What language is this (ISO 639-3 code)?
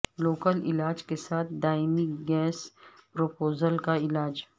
urd